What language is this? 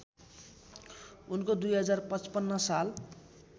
Nepali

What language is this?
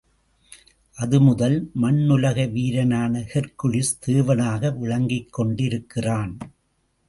Tamil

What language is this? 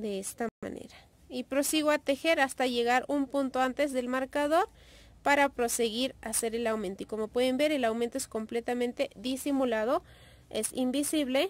Spanish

